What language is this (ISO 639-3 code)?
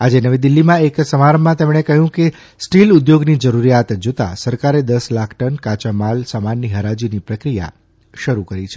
guj